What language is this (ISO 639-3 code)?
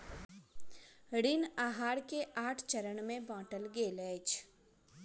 mai